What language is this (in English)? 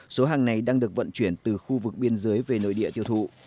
Vietnamese